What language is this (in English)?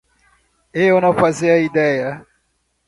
Portuguese